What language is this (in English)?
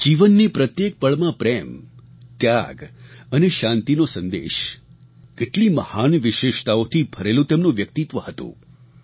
Gujarati